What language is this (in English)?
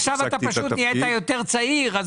Hebrew